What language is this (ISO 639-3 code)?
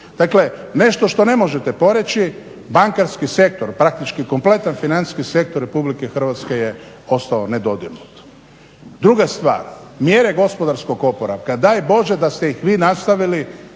hrv